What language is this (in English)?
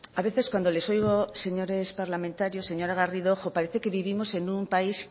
Spanish